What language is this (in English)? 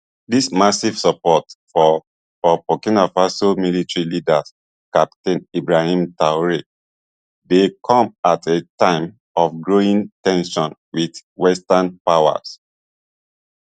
Nigerian Pidgin